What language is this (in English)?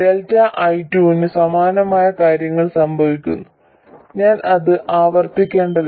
Malayalam